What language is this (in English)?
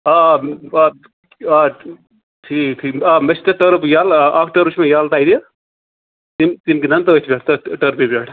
Kashmiri